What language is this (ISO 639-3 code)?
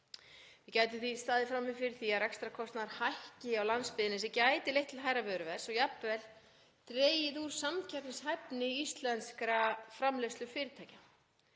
isl